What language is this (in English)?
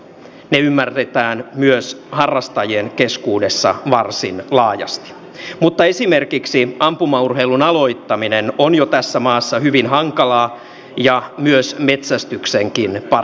Finnish